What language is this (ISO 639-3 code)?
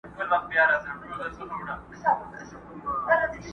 pus